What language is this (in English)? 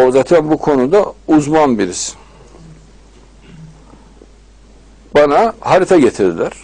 Turkish